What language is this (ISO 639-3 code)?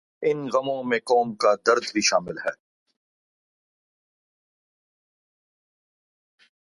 urd